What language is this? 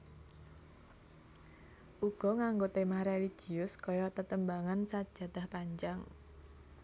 Javanese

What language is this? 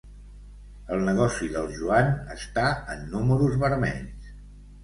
Catalan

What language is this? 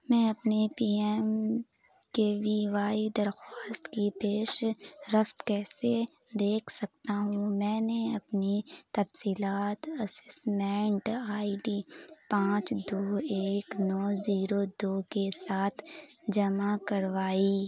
Urdu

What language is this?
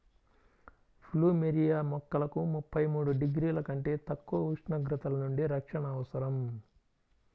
Telugu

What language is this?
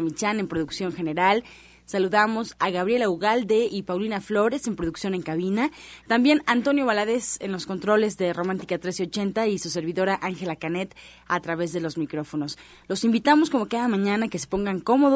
Spanish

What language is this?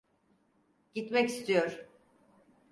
Turkish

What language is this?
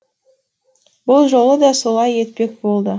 Kazakh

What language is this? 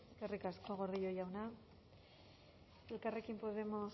Basque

